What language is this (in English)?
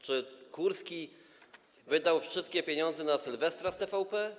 Polish